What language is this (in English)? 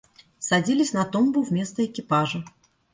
Russian